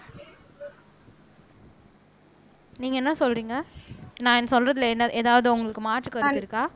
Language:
Tamil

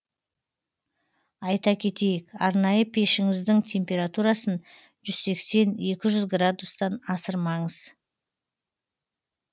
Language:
Kazakh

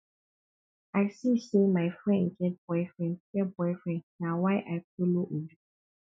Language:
Nigerian Pidgin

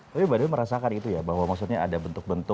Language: Indonesian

